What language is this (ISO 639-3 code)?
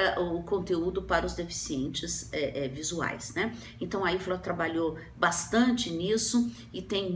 por